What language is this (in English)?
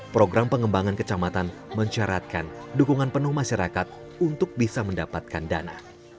Indonesian